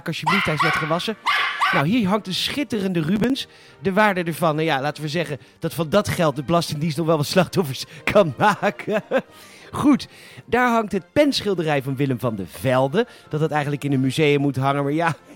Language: Dutch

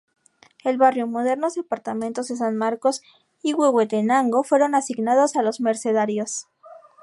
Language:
Spanish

